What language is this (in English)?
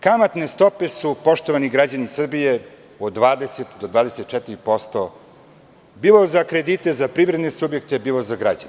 Serbian